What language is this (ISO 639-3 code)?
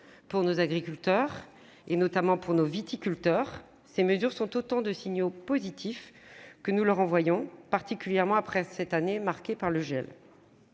fra